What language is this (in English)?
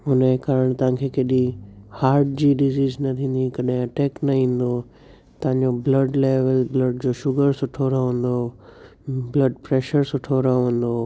Sindhi